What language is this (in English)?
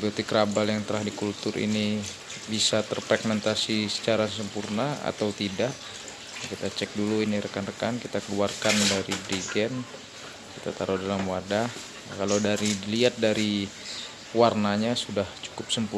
Indonesian